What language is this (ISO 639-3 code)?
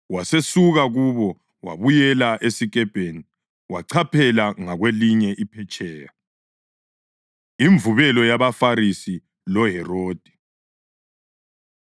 nde